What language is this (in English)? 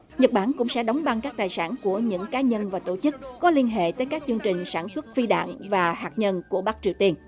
Vietnamese